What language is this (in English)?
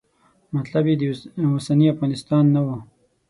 Pashto